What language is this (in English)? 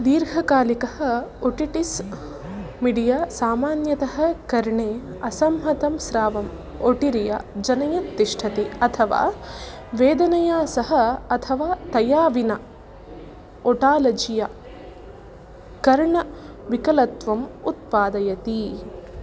Sanskrit